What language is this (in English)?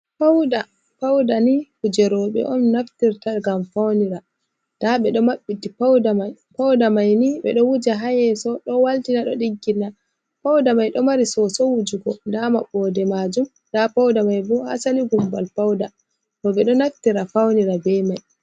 Fula